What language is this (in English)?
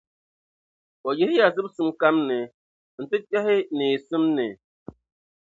Dagbani